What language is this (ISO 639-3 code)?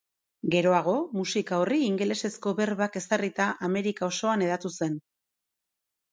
eus